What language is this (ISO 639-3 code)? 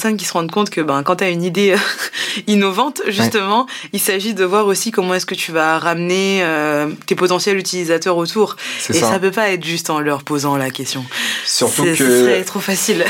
fra